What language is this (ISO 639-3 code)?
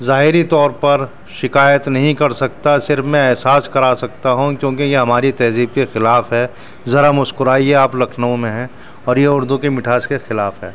urd